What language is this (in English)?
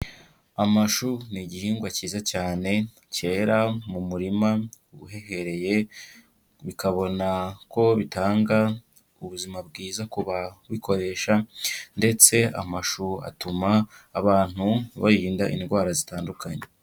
Kinyarwanda